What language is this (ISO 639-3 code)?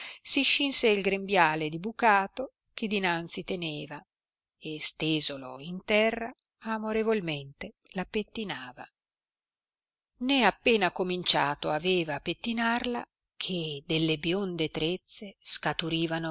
ita